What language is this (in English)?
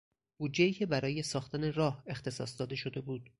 Persian